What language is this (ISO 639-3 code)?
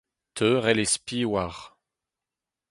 bre